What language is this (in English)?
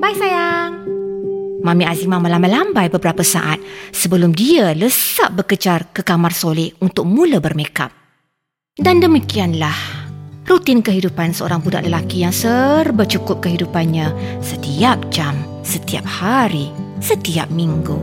Malay